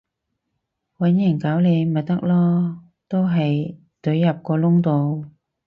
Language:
Cantonese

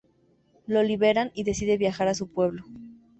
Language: Spanish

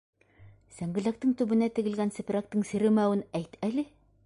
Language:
Bashkir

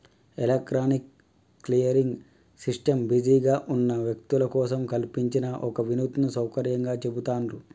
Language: Telugu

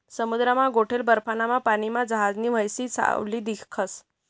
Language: Marathi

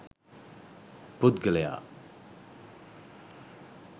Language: Sinhala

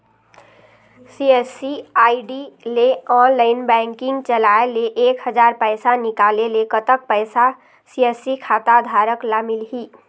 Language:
Chhattisgarhi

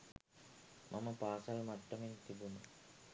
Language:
Sinhala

